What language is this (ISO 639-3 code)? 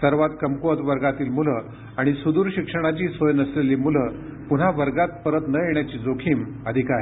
mar